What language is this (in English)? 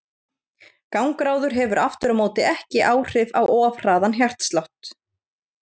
Icelandic